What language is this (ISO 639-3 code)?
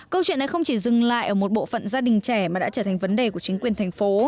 vie